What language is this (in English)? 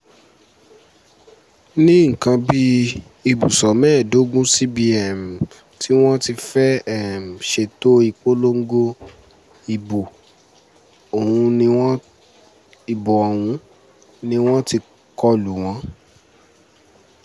Yoruba